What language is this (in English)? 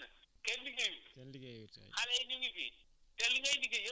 Wolof